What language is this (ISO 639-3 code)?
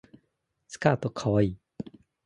jpn